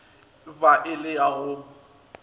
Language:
Northern Sotho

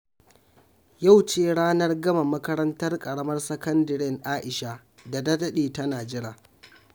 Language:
Hausa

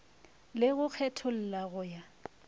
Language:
Northern Sotho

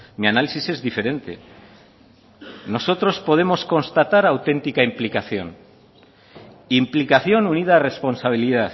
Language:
Spanish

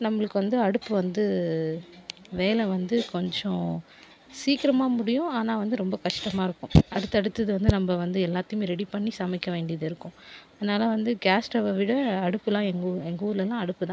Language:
Tamil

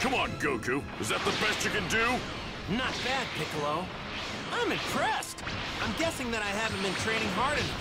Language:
English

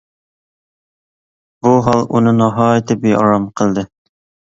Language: Uyghur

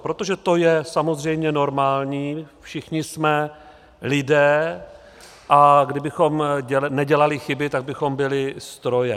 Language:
Czech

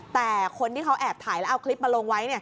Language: Thai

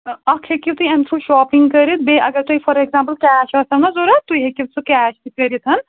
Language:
Kashmiri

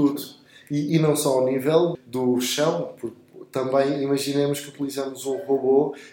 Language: Portuguese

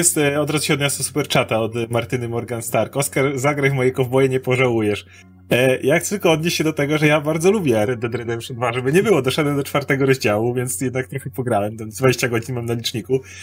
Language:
Polish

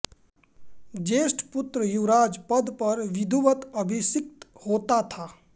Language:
Hindi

